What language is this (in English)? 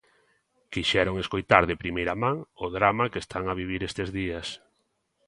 Galician